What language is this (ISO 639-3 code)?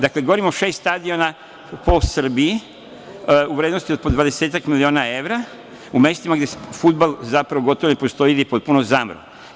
srp